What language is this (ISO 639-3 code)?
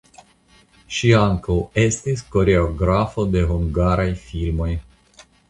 epo